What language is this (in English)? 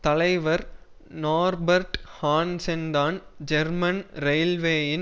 Tamil